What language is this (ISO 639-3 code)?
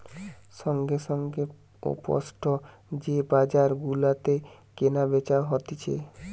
ben